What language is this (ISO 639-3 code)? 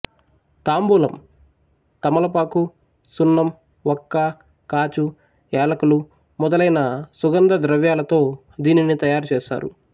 tel